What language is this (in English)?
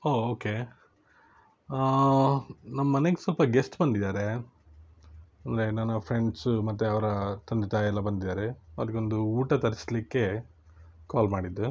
Kannada